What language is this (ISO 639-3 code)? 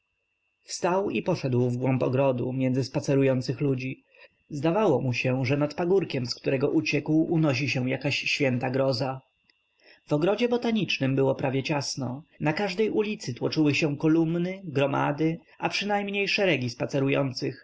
pol